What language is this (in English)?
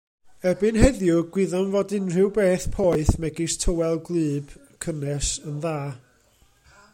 Welsh